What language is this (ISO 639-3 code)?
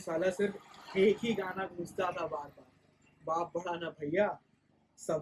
hin